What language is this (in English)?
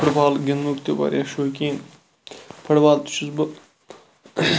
Kashmiri